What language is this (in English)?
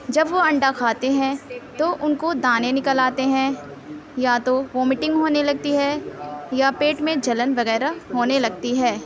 Urdu